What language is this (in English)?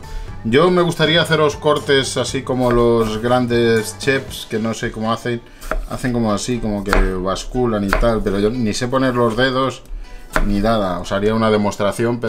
Spanish